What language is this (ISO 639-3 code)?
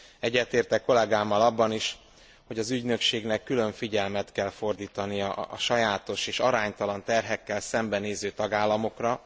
hun